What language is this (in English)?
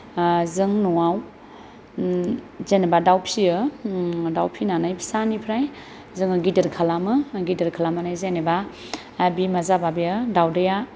Bodo